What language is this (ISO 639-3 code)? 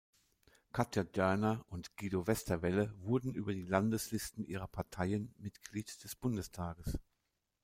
deu